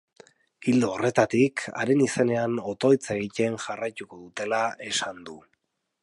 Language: Basque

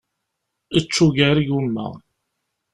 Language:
Kabyle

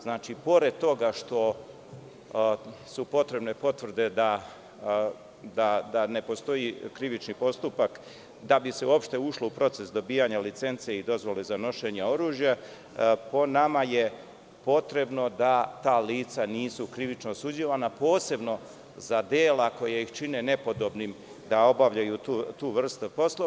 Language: Serbian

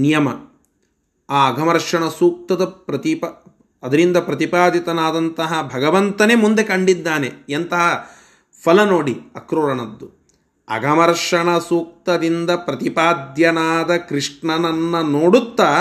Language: Kannada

